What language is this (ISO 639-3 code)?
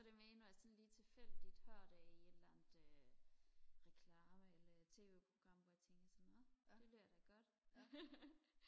dan